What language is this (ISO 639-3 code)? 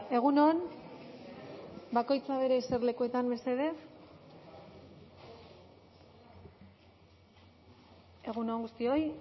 eus